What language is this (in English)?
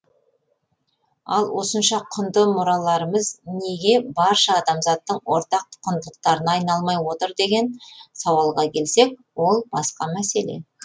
Kazakh